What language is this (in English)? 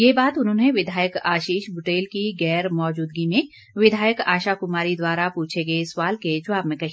Hindi